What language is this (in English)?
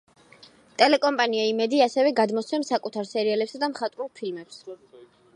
Georgian